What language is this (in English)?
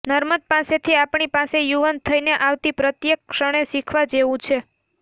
Gujarati